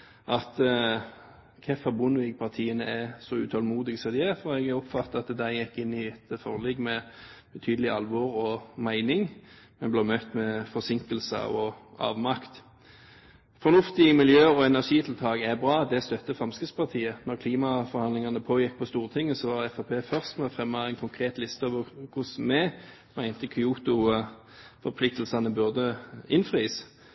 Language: Norwegian Bokmål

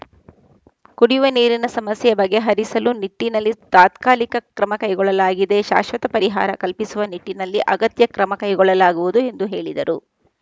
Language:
Kannada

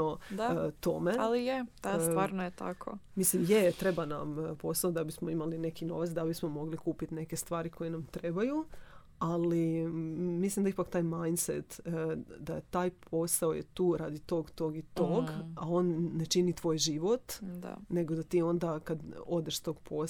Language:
Croatian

